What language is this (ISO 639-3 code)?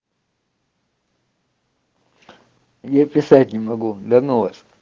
rus